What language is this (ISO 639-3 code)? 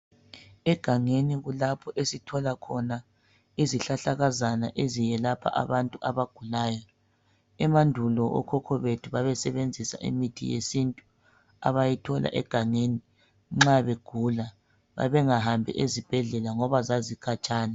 nde